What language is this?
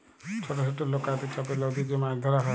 Bangla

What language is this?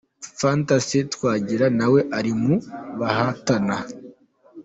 Kinyarwanda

